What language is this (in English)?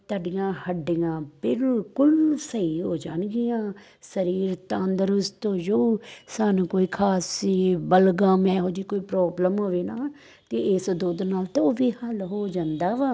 Punjabi